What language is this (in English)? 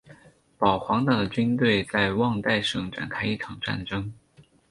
Chinese